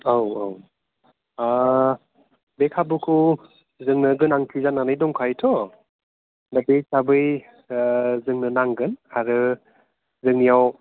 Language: Bodo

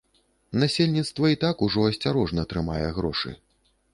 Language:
Belarusian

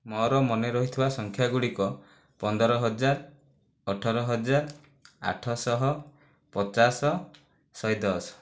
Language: Odia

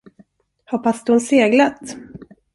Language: Swedish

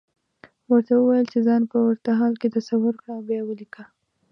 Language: Pashto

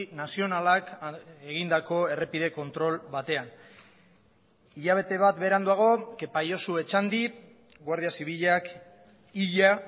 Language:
Basque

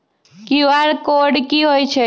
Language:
Magahi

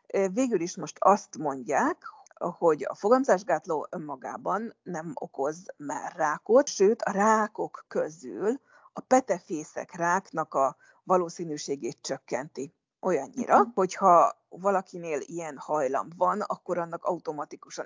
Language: Hungarian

